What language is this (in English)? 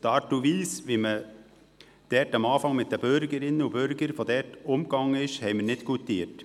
Swiss German